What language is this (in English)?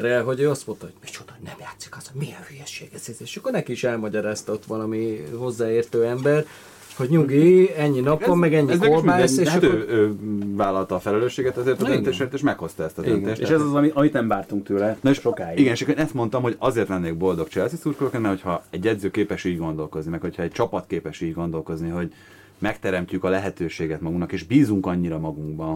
Hungarian